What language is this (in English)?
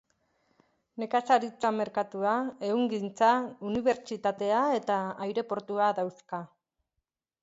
Basque